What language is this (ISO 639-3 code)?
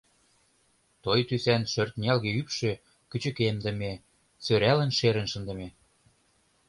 chm